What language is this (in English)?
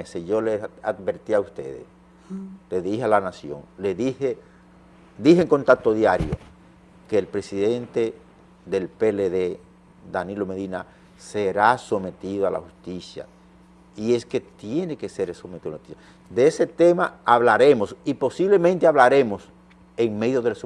Spanish